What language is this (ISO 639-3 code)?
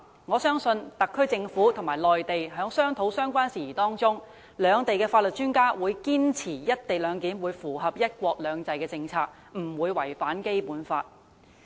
yue